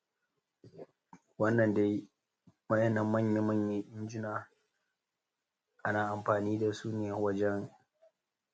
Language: Hausa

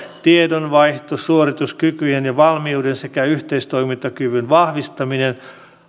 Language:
Finnish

